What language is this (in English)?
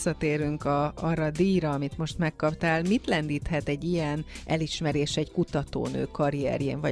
Hungarian